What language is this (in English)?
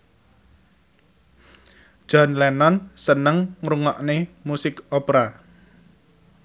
Javanese